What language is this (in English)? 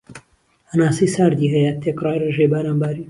Central Kurdish